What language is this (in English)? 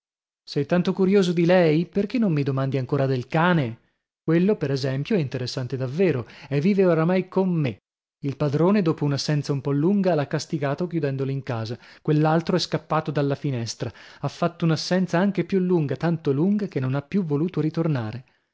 Italian